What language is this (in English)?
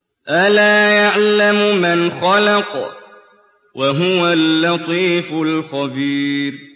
Arabic